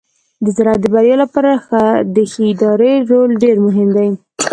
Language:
Pashto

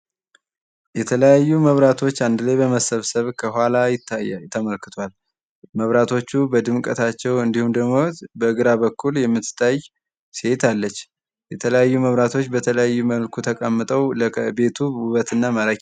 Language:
Amharic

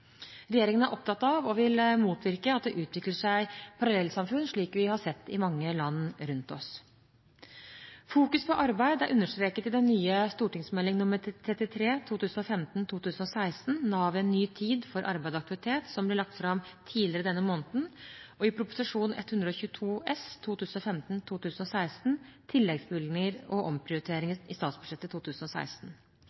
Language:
Norwegian Bokmål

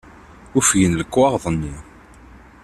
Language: Kabyle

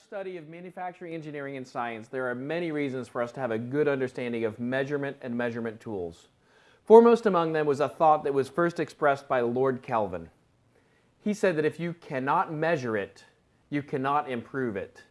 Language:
English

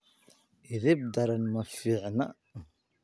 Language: Somali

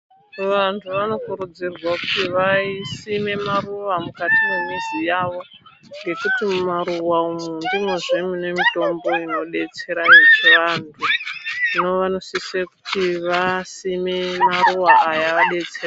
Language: Ndau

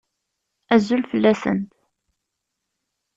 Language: Kabyle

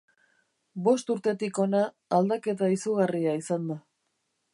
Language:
Basque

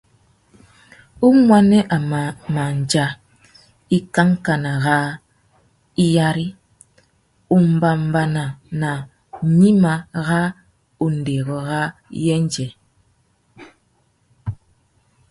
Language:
Tuki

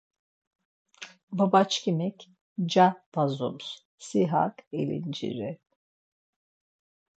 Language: Laz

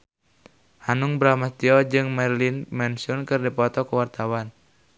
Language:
Sundanese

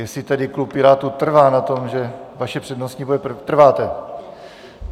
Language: Czech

